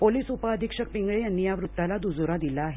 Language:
Marathi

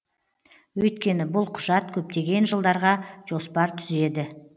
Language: Kazakh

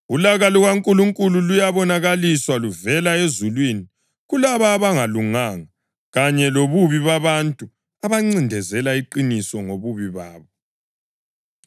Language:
North Ndebele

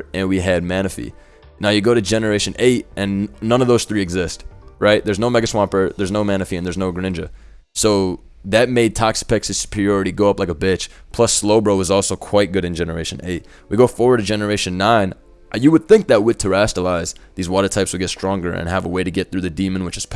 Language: English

